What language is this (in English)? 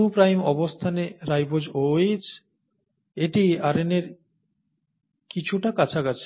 Bangla